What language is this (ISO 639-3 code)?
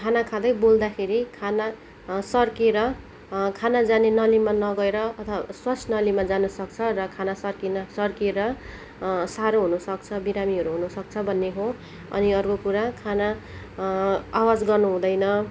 nep